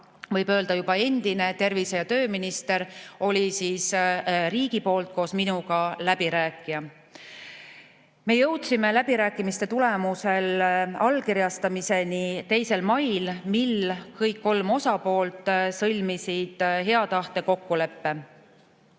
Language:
Estonian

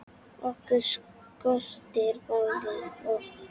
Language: Icelandic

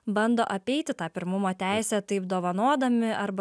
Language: Lithuanian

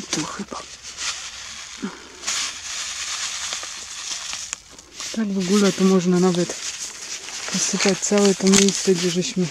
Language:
Polish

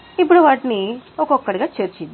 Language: Telugu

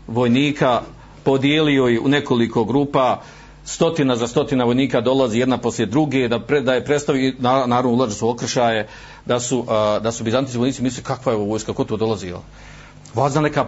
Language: Croatian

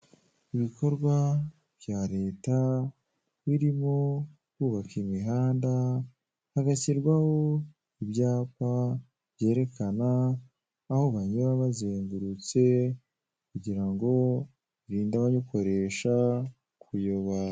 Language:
Kinyarwanda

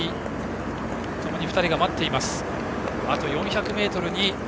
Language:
Japanese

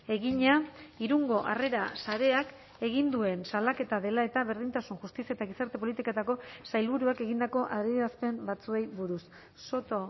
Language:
Basque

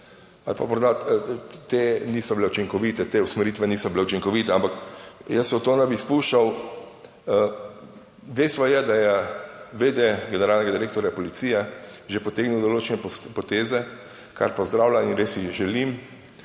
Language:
Slovenian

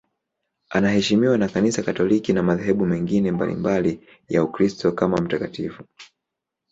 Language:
Swahili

